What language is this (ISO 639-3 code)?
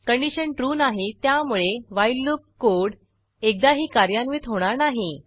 mar